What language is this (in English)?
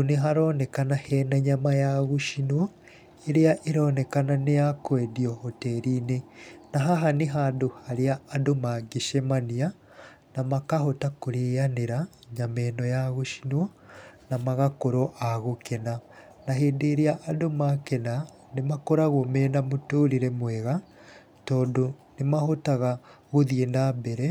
Kikuyu